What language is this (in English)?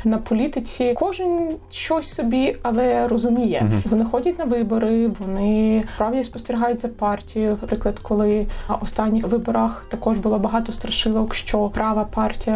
Ukrainian